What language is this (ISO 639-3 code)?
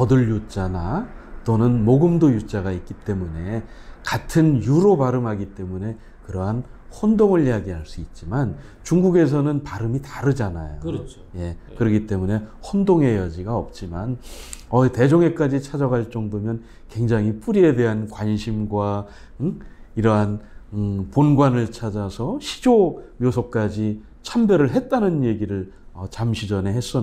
kor